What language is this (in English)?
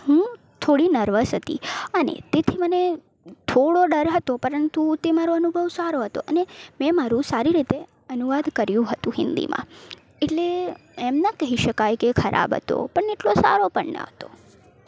Gujarati